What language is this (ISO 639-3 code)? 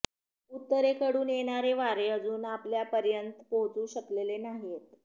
mar